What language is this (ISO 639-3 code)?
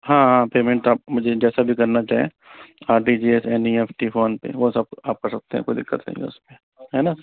hin